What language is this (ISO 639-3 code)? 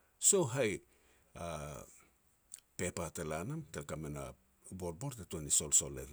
pex